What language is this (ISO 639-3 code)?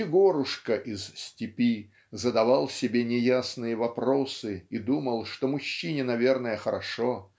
rus